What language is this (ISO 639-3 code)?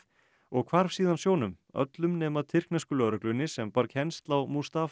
isl